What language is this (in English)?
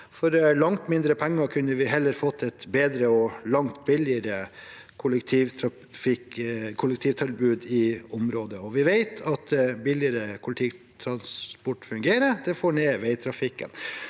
Norwegian